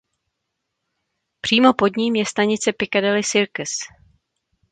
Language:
Czech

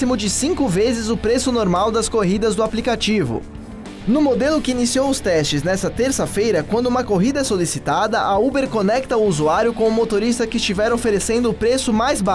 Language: Portuguese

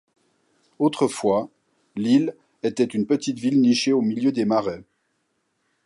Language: French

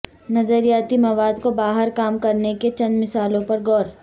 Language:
Urdu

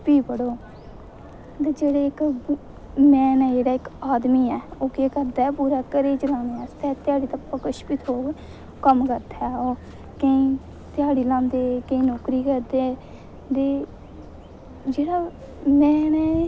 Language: Dogri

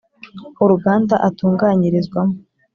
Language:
Kinyarwanda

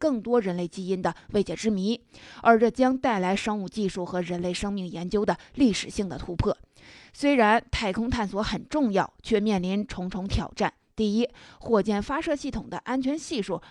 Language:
Chinese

